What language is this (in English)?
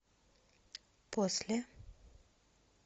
Russian